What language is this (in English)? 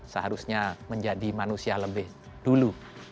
Indonesian